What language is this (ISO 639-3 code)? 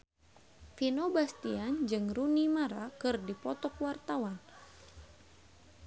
sun